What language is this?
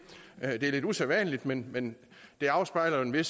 Danish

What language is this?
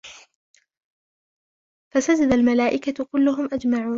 Arabic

